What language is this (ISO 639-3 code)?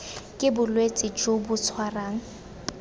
tsn